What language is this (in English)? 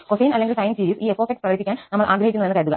Malayalam